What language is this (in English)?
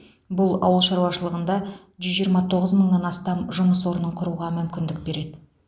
Kazakh